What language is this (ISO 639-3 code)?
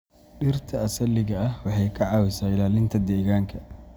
som